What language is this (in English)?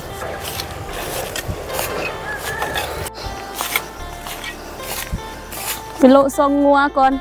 Thai